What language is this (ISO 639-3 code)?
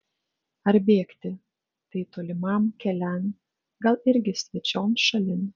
lit